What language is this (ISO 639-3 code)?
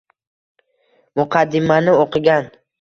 uzb